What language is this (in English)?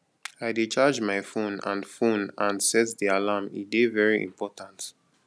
Nigerian Pidgin